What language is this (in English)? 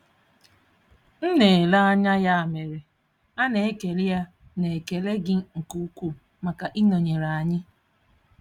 Igbo